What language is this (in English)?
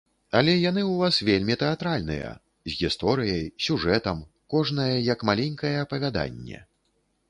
Belarusian